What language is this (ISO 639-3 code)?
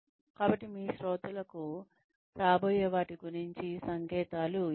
tel